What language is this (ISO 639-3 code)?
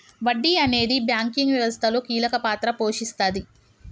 tel